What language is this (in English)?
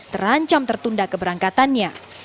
Indonesian